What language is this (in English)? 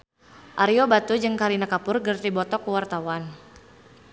Sundanese